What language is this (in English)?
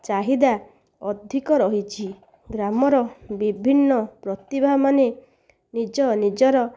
Odia